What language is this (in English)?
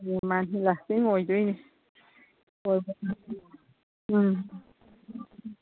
Manipuri